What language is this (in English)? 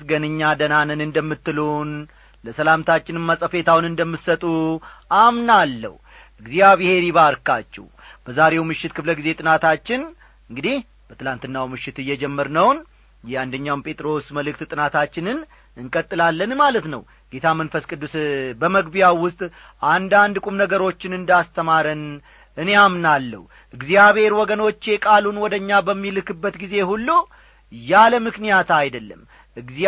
Amharic